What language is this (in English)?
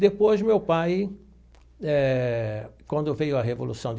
Portuguese